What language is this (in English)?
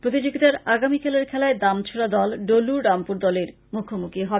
Bangla